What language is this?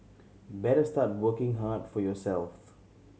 English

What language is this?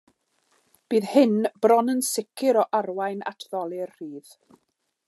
Welsh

